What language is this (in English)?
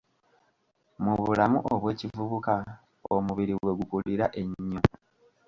Ganda